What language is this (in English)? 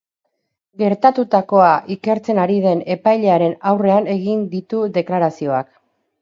Basque